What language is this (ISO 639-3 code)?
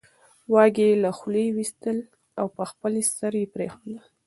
pus